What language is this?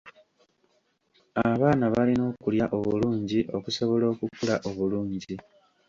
Ganda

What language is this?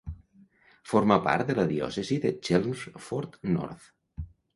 Catalan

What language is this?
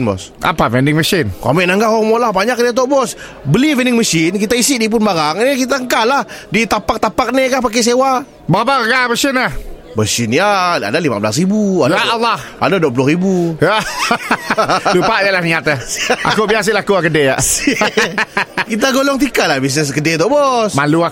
Malay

